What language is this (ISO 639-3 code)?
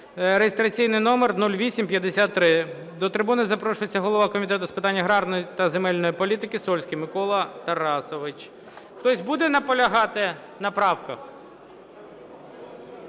ukr